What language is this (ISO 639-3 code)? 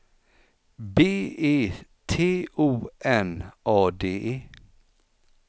swe